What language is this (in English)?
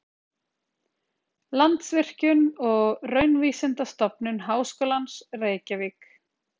Icelandic